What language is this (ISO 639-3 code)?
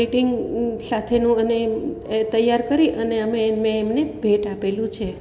guj